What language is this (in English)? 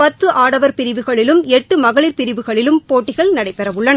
Tamil